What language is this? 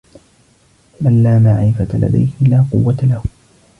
Arabic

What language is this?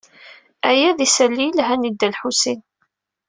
Kabyle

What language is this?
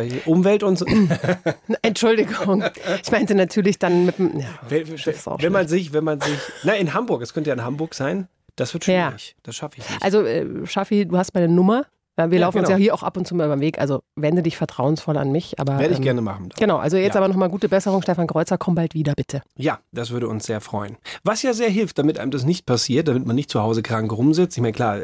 German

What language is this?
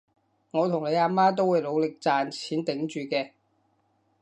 Cantonese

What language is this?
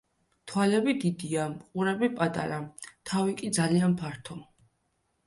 Georgian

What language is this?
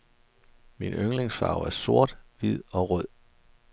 Danish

